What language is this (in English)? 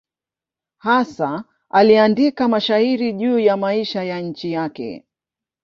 Swahili